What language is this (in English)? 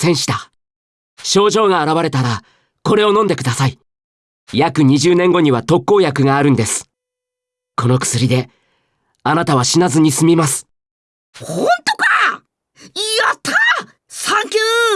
Japanese